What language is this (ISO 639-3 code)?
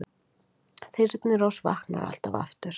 isl